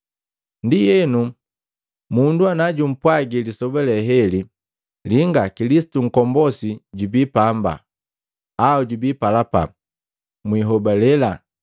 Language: Matengo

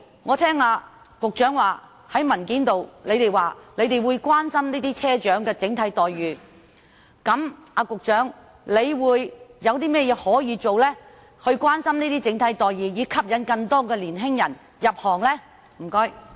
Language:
Cantonese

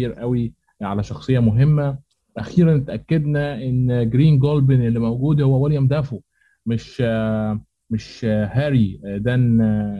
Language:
Arabic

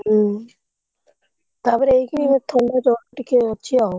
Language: Odia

